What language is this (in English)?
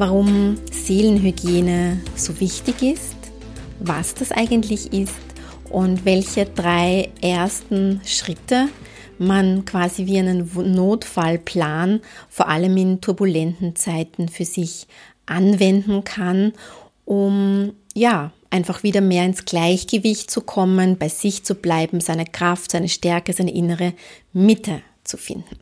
German